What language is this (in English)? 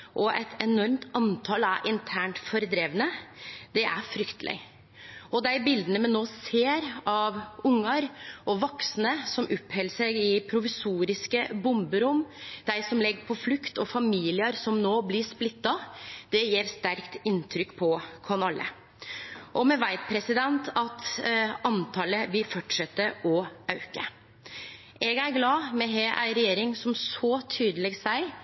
Norwegian Nynorsk